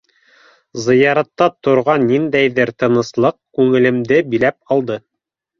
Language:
Bashkir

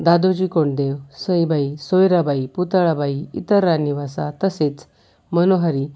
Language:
Marathi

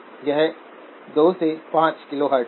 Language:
Hindi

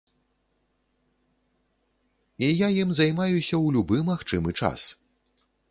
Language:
Belarusian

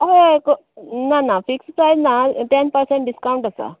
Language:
Konkani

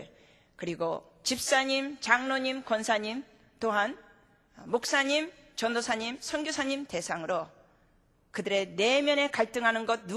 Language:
Korean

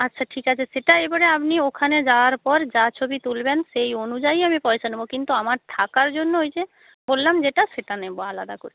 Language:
Bangla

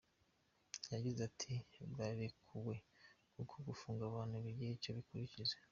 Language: Kinyarwanda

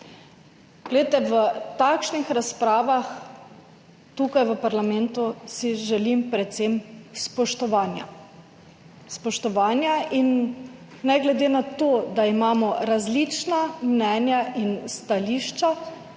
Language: Slovenian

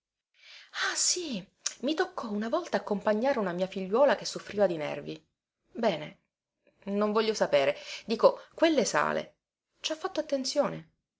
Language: Italian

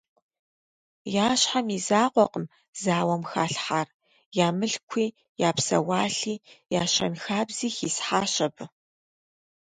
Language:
Kabardian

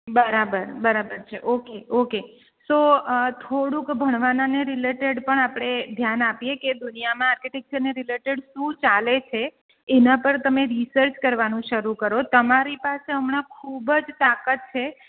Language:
Gujarati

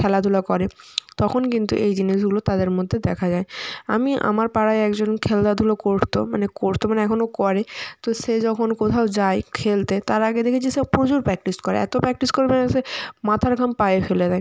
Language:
Bangla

